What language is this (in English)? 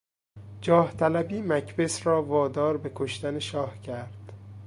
Persian